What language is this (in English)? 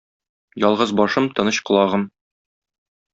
Tatar